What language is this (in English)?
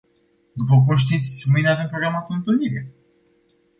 Romanian